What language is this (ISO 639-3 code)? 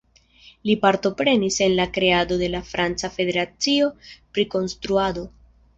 epo